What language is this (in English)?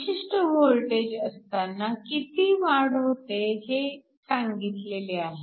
Marathi